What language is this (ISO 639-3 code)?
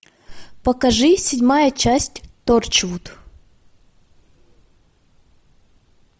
rus